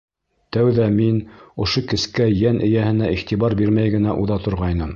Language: Bashkir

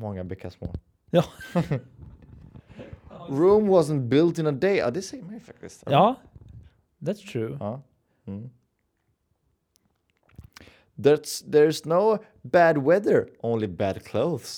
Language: Swedish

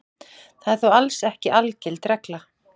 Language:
Icelandic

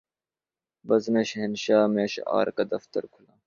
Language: Urdu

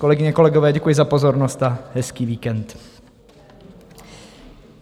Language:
Czech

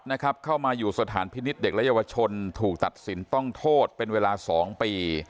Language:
Thai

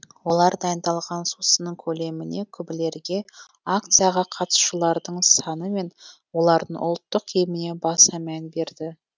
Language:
Kazakh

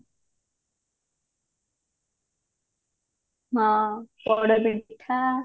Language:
Odia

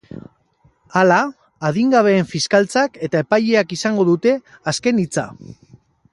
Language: Basque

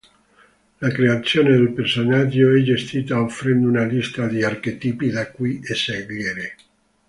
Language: Italian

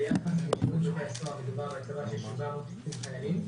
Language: Hebrew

